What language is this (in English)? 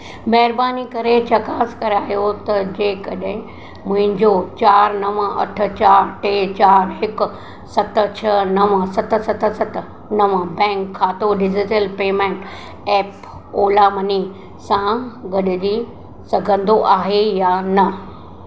Sindhi